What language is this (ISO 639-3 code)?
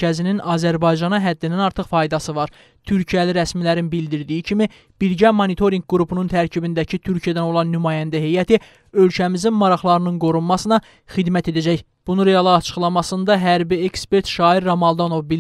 tur